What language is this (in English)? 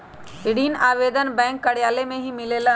Magahi